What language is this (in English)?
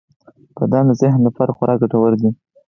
Pashto